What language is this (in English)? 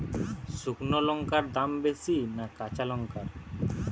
Bangla